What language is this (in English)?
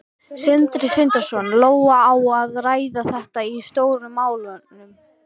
Icelandic